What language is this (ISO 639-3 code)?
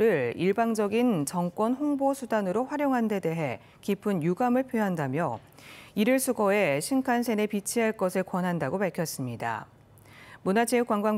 kor